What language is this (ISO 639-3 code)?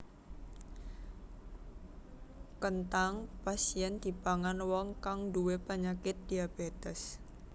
jav